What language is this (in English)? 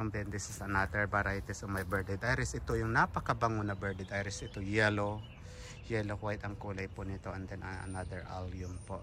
Filipino